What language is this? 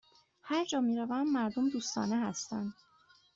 Persian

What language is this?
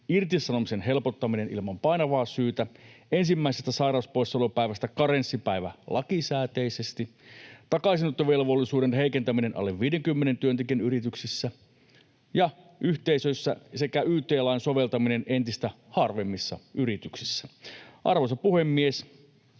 Finnish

